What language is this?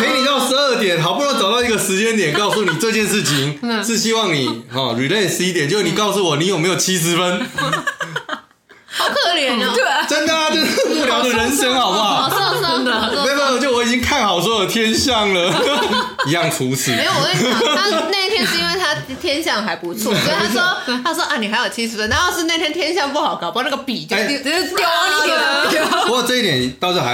Chinese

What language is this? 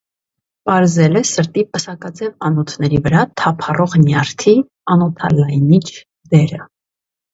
Armenian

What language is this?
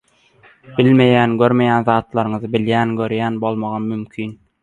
Turkmen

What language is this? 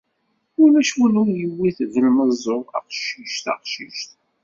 Kabyle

